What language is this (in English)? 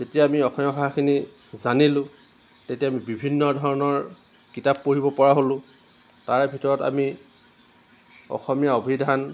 Assamese